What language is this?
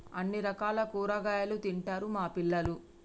Telugu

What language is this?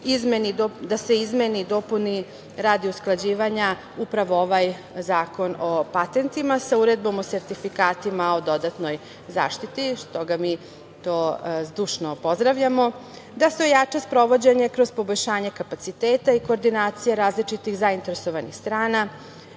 Serbian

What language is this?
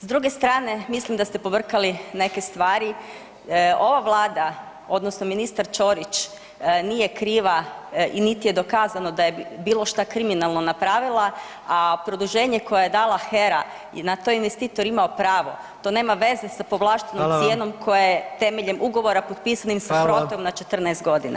Croatian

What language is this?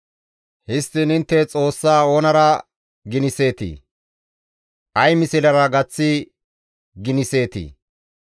Gamo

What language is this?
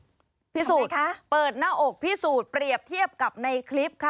Thai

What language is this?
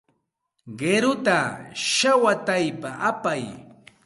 Santa Ana de Tusi Pasco Quechua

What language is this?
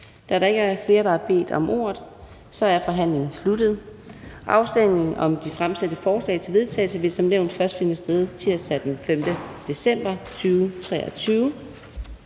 Danish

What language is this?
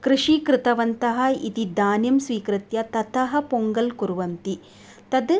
Sanskrit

